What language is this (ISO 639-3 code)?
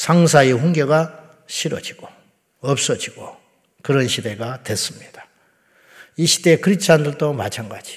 kor